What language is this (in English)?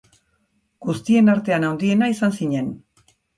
Basque